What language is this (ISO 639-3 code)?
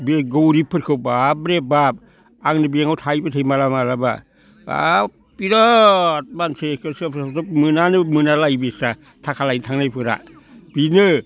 brx